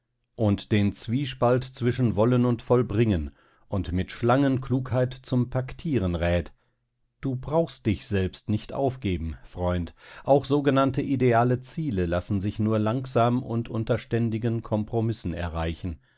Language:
German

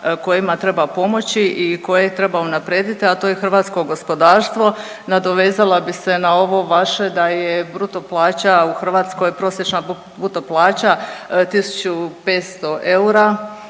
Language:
Croatian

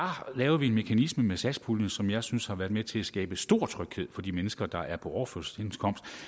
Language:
Danish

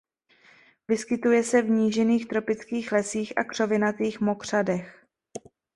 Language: Czech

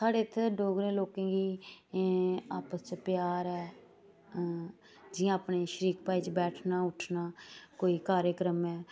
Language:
Dogri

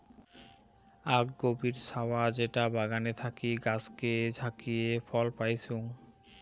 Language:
Bangla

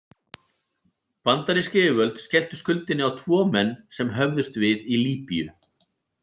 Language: Icelandic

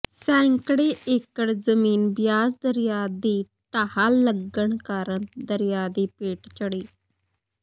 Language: Punjabi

